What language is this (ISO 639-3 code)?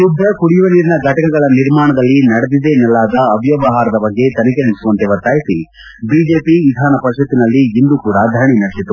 kan